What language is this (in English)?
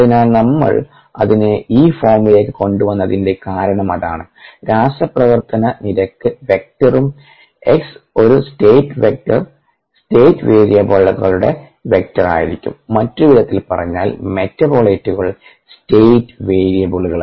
Malayalam